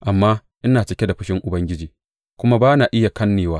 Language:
Hausa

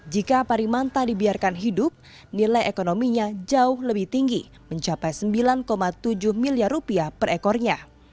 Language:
Indonesian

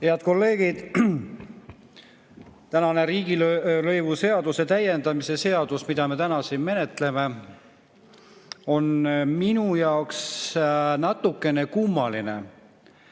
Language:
Estonian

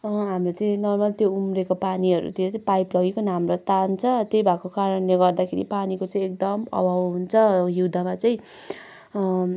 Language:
Nepali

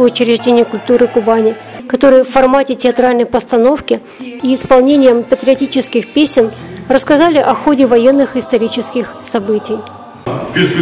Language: Russian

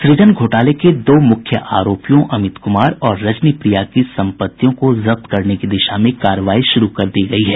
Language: Hindi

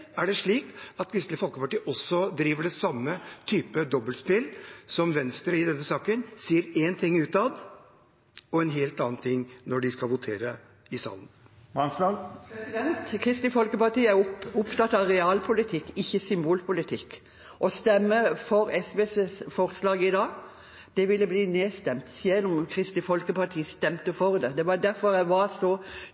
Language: Norwegian Bokmål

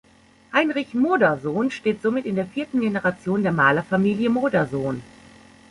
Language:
German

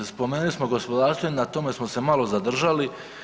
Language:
Croatian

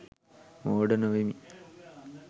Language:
Sinhala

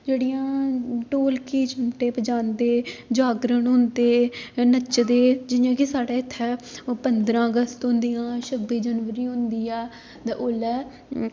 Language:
Dogri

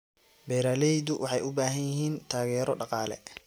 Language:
Somali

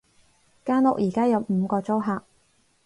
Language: Cantonese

